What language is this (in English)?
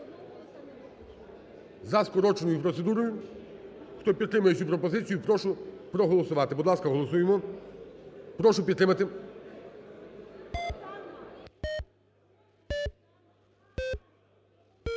Ukrainian